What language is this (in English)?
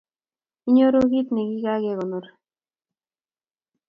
Kalenjin